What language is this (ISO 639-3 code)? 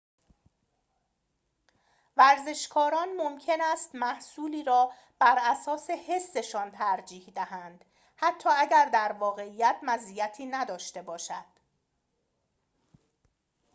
fas